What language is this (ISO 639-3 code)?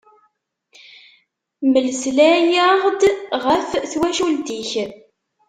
kab